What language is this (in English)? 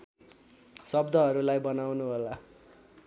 Nepali